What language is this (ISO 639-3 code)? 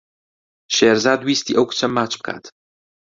ckb